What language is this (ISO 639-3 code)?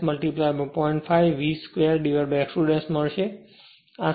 guj